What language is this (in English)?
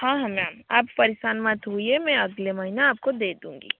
Hindi